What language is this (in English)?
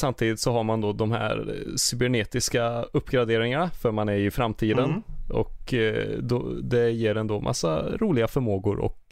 Swedish